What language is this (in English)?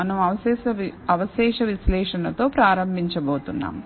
Telugu